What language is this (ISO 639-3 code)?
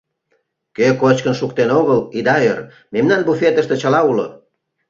chm